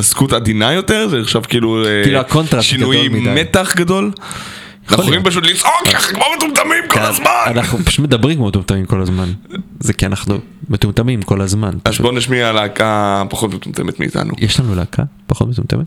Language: Hebrew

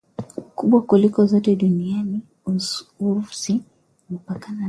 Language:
Swahili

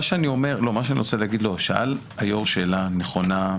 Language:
Hebrew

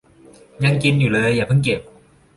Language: Thai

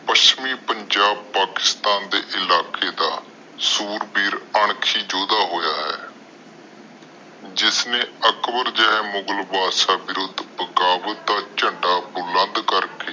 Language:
Punjabi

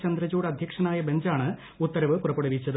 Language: Malayalam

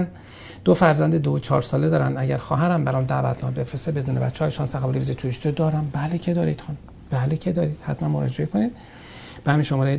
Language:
Persian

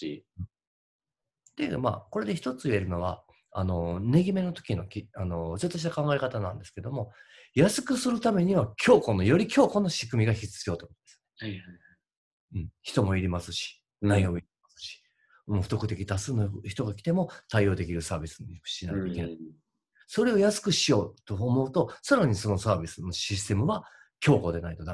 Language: Japanese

